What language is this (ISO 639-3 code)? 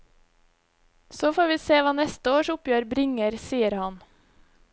nor